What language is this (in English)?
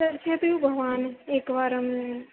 Sanskrit